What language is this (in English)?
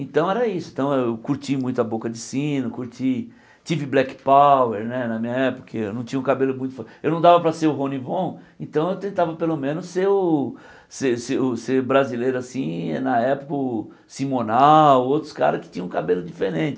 Portuguese